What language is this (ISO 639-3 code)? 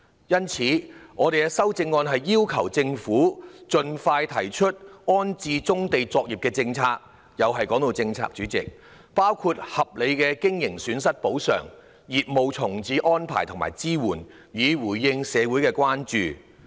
yue